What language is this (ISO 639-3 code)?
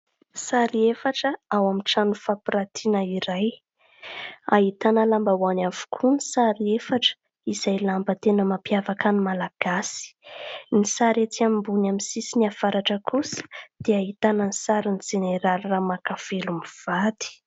mlg